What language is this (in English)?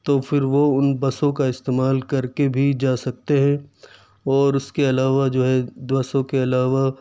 Urdu